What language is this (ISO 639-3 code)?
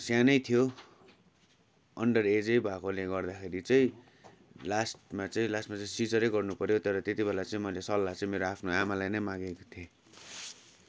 nep